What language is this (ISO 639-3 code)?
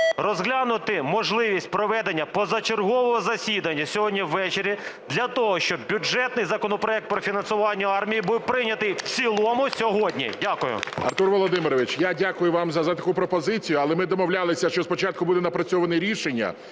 ukr